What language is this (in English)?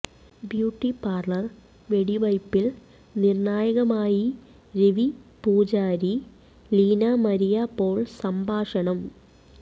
Malayalam